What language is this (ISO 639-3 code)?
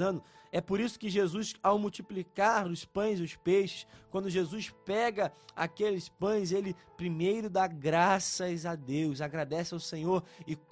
por